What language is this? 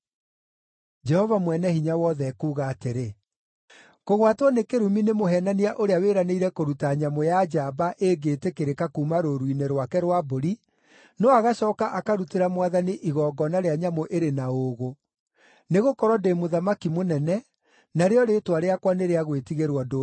Kikuyu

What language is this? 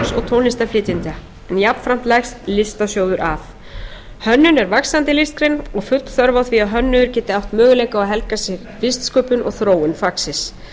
Icelandic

